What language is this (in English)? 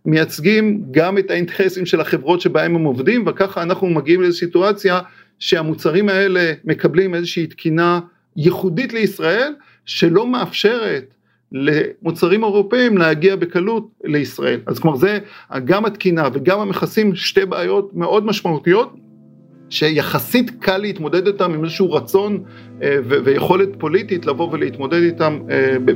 Hebrew